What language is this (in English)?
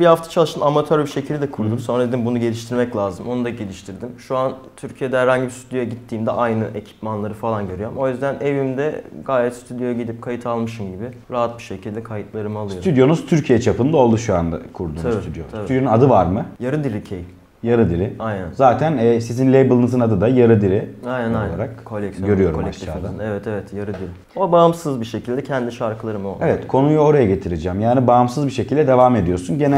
Turkish